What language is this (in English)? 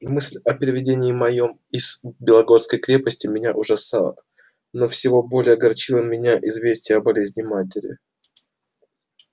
Russian